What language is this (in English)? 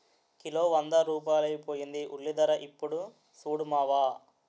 Telugu